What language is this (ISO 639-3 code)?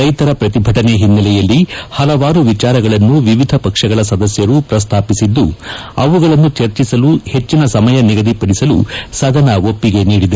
kan